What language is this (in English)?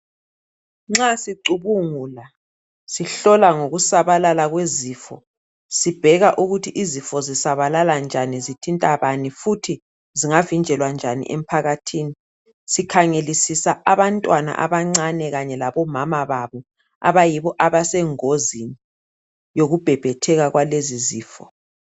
North Ndebele